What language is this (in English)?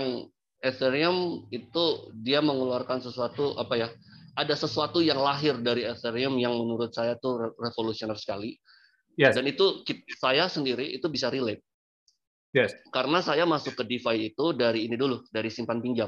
Indonesian